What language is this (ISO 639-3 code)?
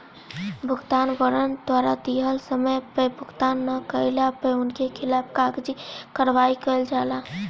bho